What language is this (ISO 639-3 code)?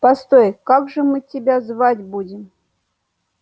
rus